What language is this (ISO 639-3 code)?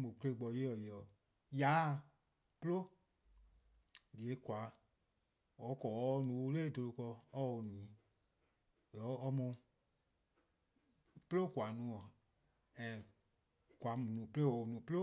kqo